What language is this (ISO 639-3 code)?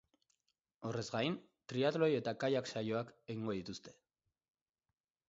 eus